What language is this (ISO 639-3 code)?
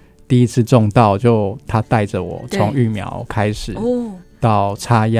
zho